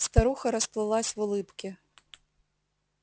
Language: Russian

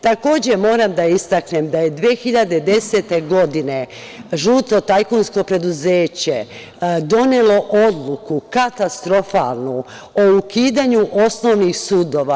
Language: Serbian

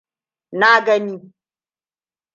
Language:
Hausa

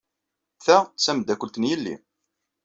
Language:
Kabyle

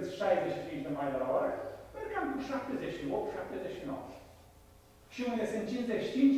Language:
Romanian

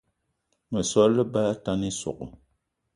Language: Eton (Cameroon)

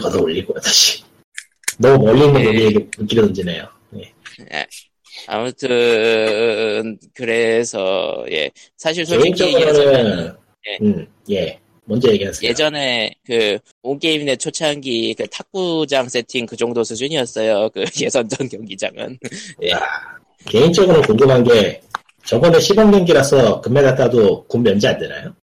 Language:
Korean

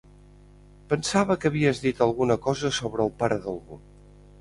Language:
Catalan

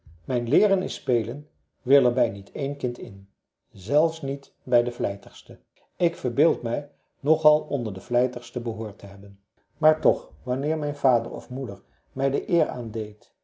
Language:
Dutch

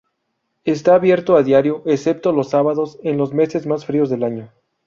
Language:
Spanish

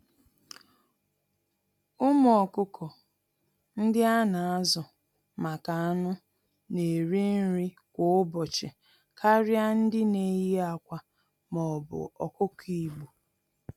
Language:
Igbo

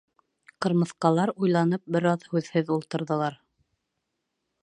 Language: Bashkir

